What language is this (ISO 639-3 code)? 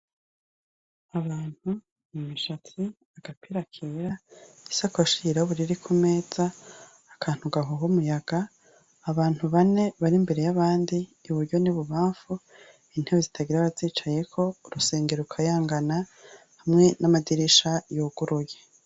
run